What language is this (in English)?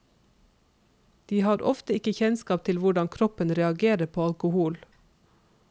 Norwegian